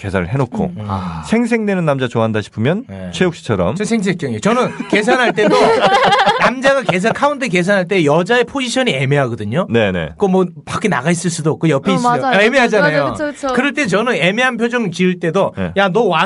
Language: Korean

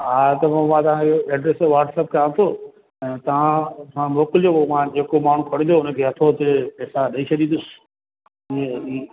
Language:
Sindhi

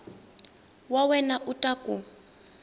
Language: Tsonga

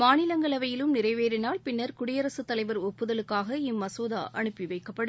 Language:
Tamil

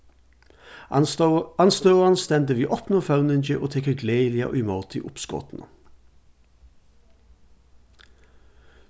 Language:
Faroese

